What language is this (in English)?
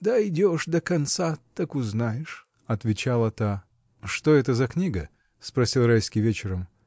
Russian